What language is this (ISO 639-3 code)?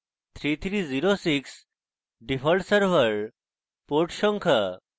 ben